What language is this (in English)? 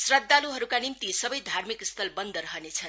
Nepali